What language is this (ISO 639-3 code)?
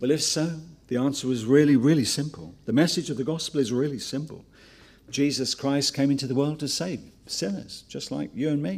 eng